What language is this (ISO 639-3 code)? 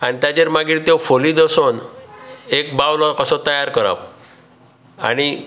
kok